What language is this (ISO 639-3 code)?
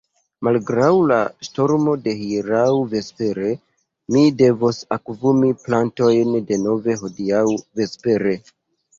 epo